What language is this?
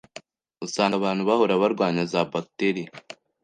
Kinyarwanda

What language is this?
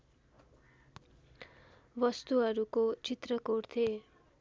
Nepali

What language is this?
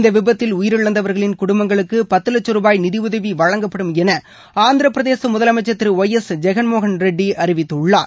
Tamil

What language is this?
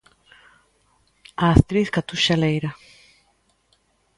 Galician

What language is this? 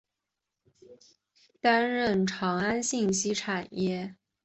Chinese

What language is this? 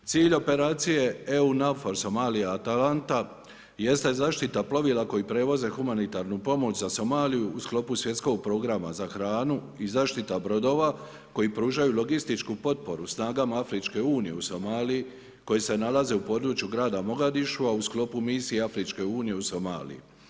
Croatian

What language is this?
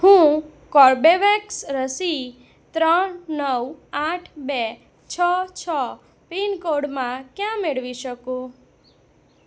Gujarati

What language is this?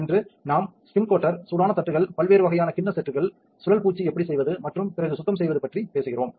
Tamil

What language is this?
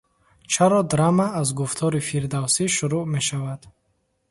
Tajik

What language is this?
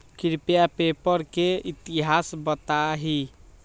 Magahi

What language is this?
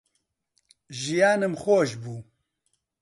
Central Kurdish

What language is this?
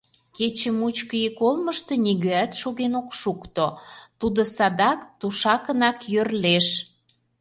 Mari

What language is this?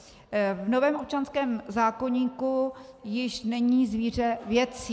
Czech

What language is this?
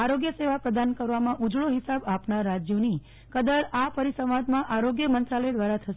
Gujarati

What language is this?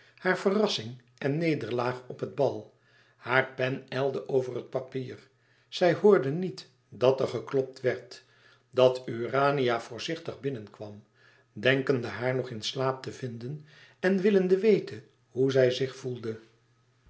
Dutch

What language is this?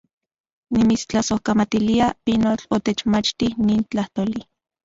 Central Puebla Nahuatl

